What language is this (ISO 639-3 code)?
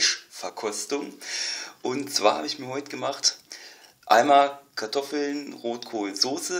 deu